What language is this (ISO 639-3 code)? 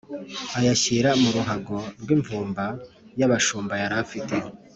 kin